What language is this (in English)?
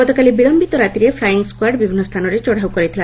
Odia